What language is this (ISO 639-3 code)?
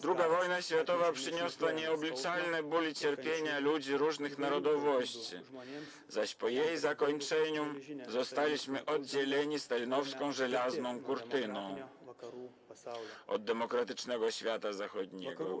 pol